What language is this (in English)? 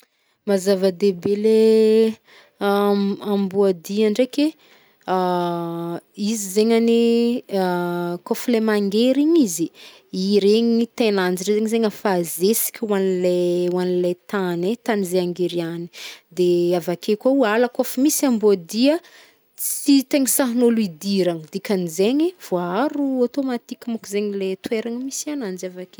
Northern Betsimisaraka Malagasy